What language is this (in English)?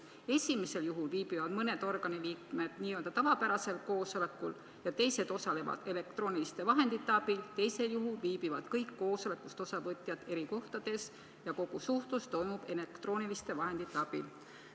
Estonian